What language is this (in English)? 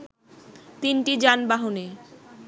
Bangla